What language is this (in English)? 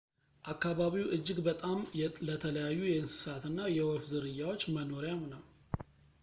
Amharic